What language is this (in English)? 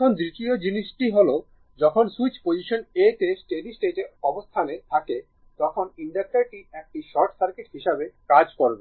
Bangla